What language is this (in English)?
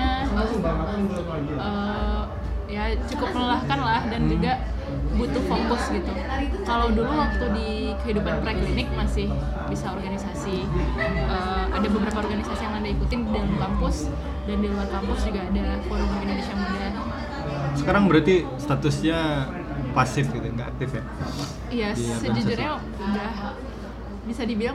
Indonesian